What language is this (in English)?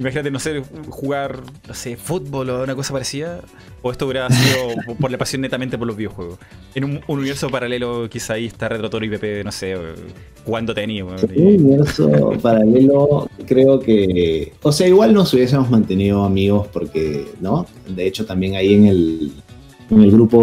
Spanish